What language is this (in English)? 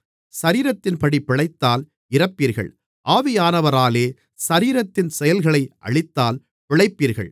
Tamil